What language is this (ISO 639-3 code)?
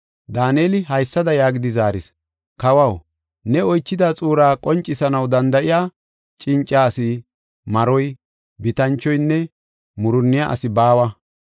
gof